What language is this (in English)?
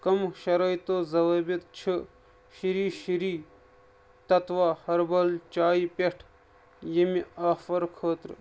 Kashmiri